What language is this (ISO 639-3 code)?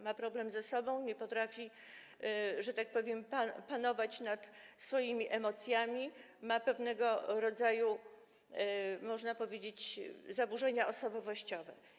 pol